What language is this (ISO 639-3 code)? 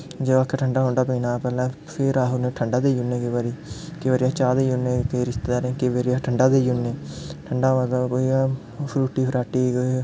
doi